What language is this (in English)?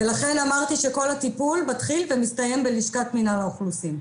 Hebrew